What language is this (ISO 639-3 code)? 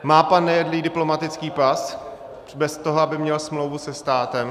ces